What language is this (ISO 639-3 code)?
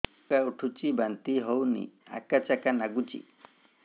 ori